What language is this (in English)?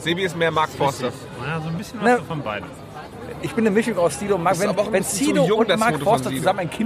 German